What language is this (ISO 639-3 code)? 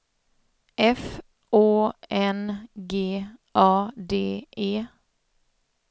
swe